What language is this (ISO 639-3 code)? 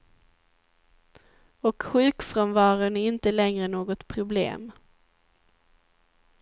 swe